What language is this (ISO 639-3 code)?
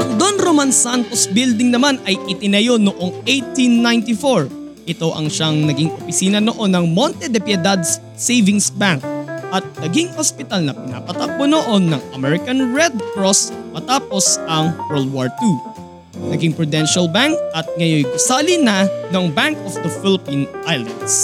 fil